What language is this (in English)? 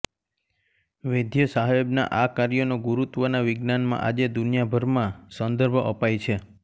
Gujarati